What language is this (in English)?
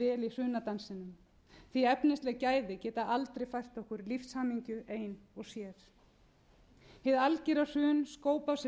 Icelandic